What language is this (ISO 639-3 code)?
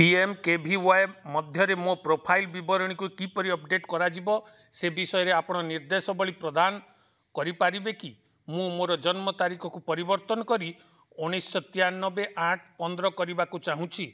ori